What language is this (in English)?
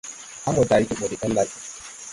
Tupuri